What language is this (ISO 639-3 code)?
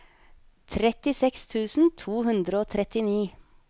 nor